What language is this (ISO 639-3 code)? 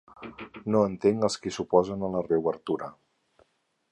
cat